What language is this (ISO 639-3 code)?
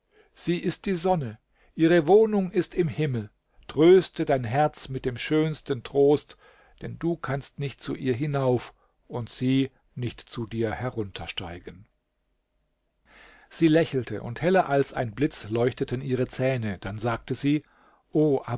deu